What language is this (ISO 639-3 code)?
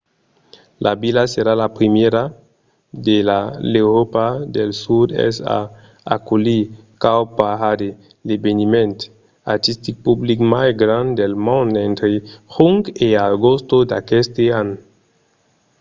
oci